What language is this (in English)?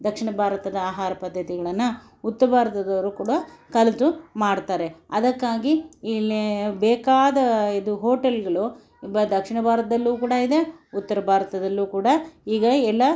Kannada